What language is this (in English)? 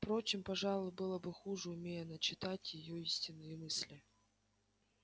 Russian